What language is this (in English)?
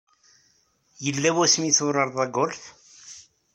Kabyle